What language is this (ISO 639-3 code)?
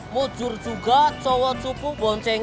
ind